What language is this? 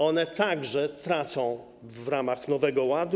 Polish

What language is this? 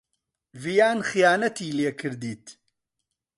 Central Kurdish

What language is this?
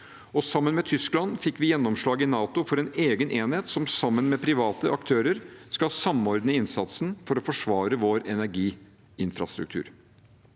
Norwegian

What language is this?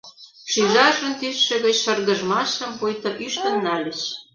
Mari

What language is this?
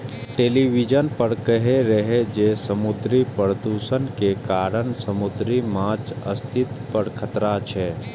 Maithili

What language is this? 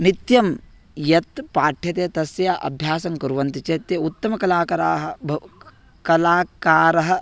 Sanskrit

